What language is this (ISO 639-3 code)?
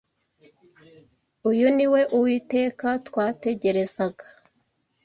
kin